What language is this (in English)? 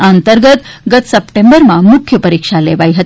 Gujarati